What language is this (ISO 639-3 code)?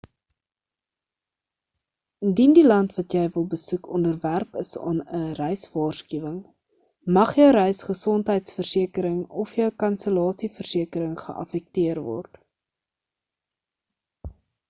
afr